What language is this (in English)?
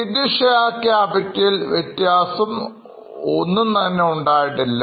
Malayalam